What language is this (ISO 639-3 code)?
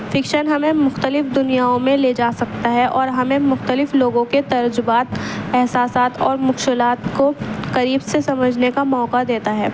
urd